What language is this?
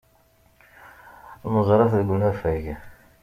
Kabyle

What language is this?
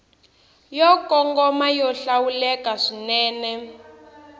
Tsonga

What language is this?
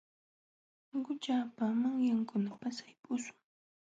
Jauja Wanca Quechua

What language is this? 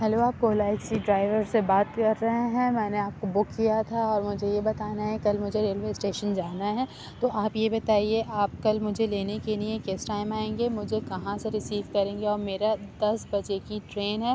Urdu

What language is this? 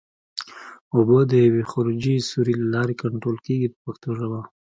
Pashto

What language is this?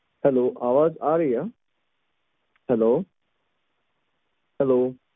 Punjabi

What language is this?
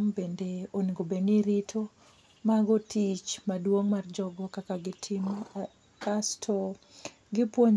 Luo (Kenya and Tanzania)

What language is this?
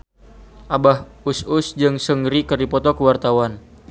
Sundanese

